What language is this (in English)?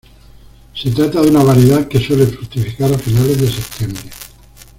Spanish